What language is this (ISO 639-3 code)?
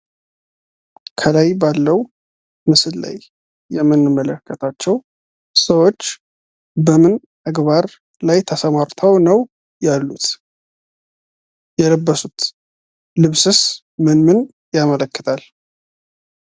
amh